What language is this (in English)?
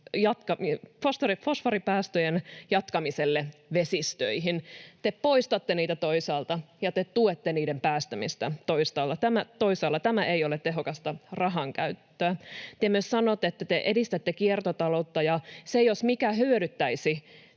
Finnish